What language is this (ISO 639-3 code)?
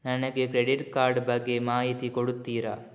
kan